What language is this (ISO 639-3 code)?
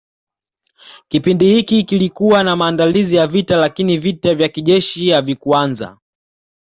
swa